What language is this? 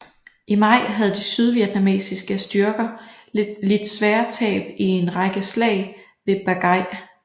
Danish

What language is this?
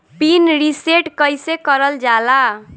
Bhojpuri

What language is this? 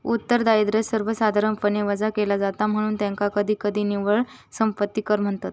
Marathi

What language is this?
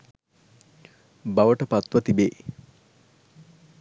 Sinhala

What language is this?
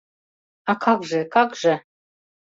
Mari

